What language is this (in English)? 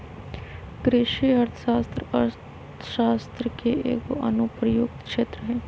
Magahi